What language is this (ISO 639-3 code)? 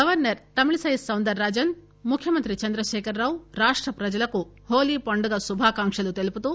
tel